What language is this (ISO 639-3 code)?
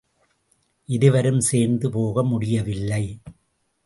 tam